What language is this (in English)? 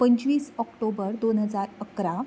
Konkani